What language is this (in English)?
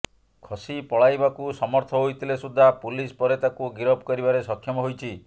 Odia